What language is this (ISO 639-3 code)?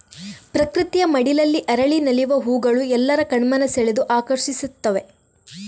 kan